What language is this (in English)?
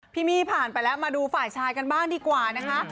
Thai